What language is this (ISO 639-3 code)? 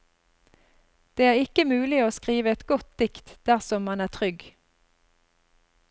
nor